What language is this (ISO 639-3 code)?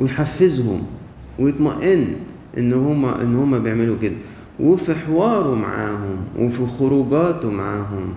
ara